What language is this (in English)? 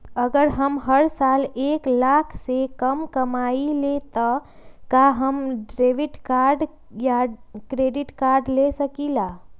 Magahi